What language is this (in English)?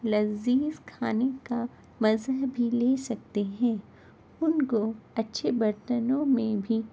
Urdu